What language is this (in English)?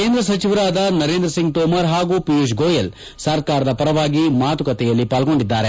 Kannada